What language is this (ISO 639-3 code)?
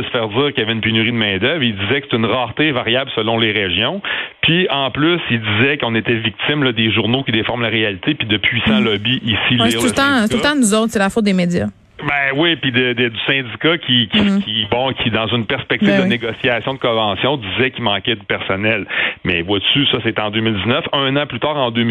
fra